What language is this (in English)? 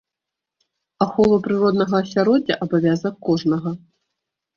Belarusian